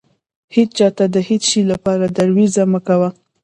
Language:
Pashto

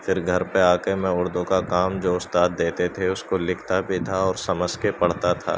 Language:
Urdu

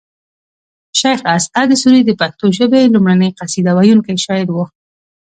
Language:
Pashto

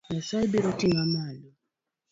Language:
Luo (Kenya and Tanzania)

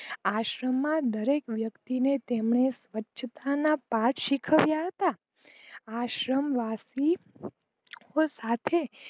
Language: Gujarati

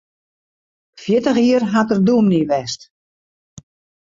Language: Western Frisian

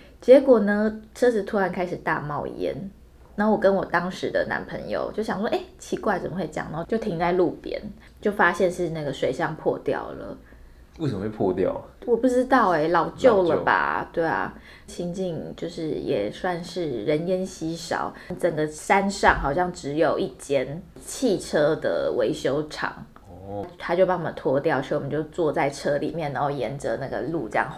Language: Chinese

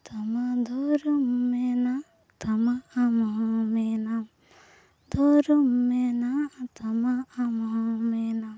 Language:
Santali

